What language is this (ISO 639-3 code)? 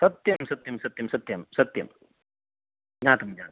san